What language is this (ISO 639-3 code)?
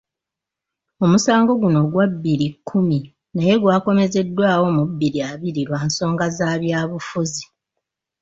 lug